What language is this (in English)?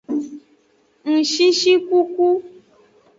Aja (Benin)